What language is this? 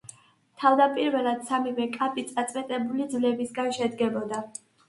Georgian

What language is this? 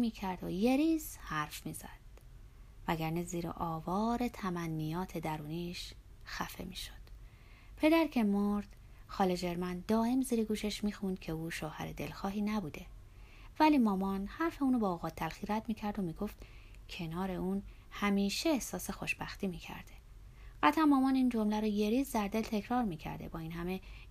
Persian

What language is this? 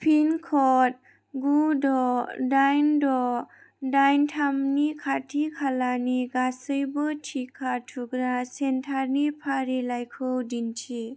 Bodo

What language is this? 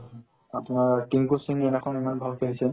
Assamese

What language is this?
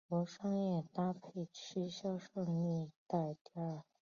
Chinese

